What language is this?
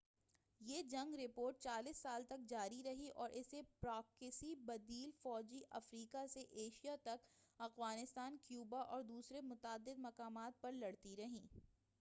Urdu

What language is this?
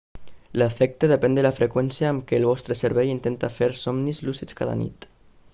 Catalan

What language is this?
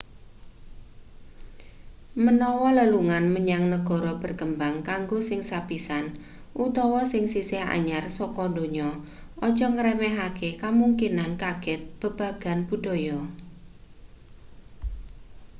Javanese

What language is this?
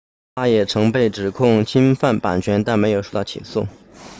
Chinese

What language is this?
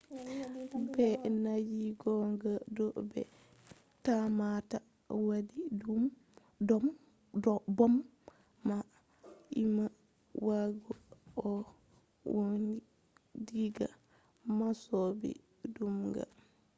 Fula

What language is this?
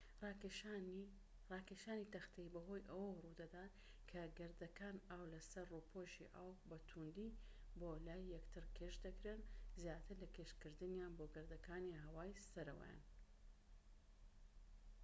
Central Kurdish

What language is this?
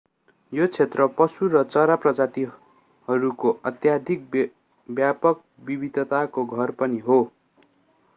Nepali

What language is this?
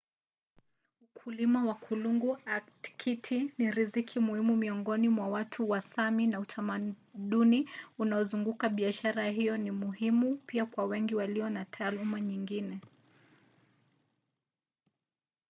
Swahili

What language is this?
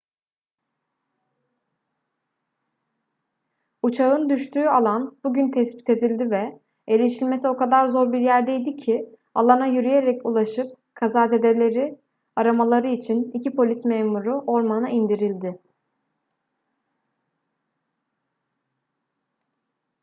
Turkish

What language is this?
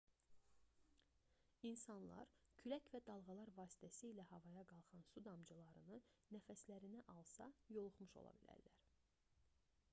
Azerbaijani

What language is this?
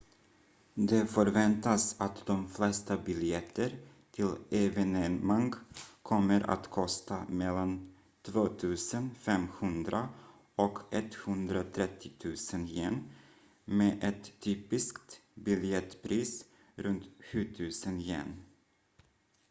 Swedish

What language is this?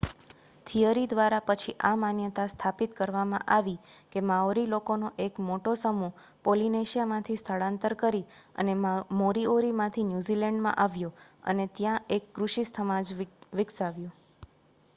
Gujarati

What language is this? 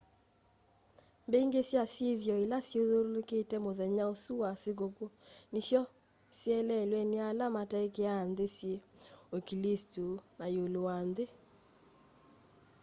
Kamba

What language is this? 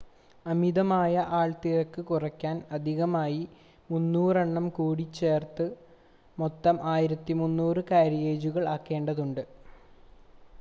Malayalam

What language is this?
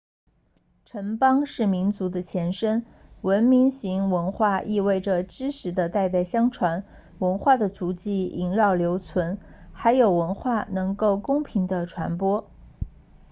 Chinese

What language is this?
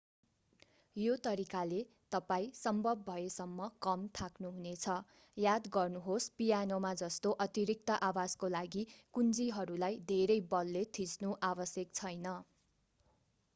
Nepali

